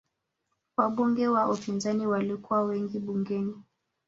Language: Swahili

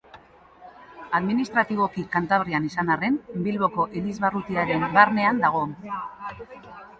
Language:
Basque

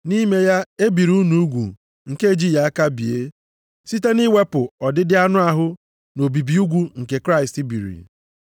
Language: Igbo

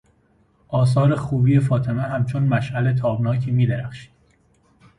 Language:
Persian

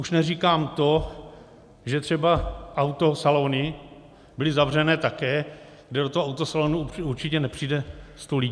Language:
Czech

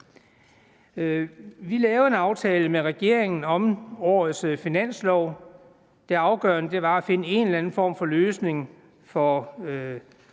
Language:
Danish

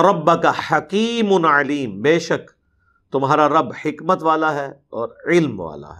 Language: Urdu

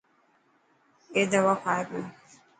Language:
Dhatki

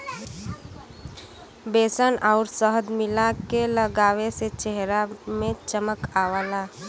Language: Bhojpuri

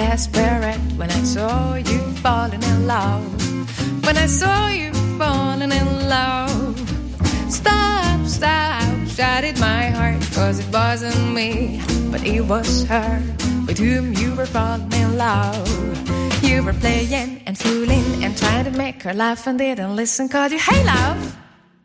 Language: Hungarian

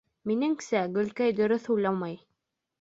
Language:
Bashkir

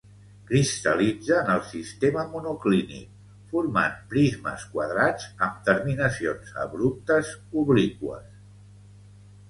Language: Catalan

